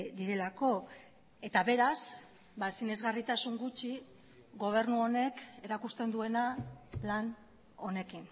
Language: Basque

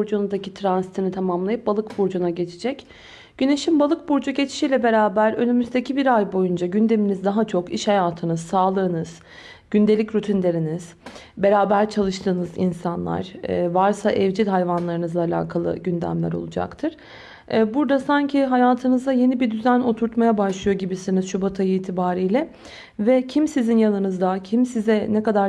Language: Turkish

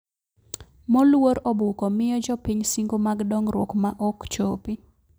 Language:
Luo (Kenya and Tanzania)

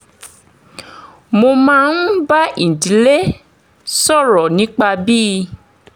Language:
Yoruba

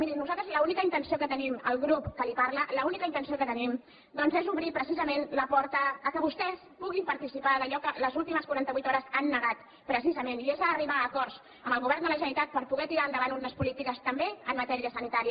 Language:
Catalan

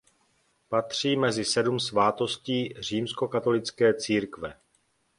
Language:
Czech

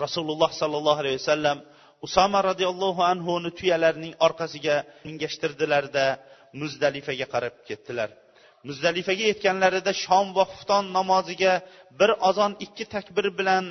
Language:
Bulgarian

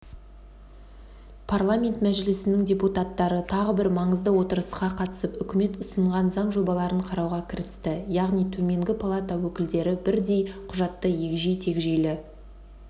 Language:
Kazakh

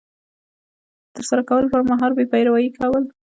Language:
Pashto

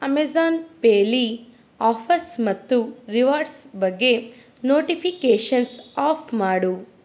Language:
Kannada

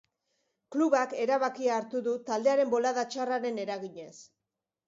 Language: Basque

